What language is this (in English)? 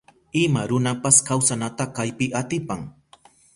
Southern Pastaza Quechua